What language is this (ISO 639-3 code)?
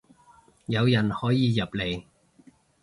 yue